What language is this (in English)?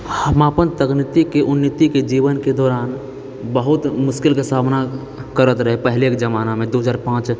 Maithili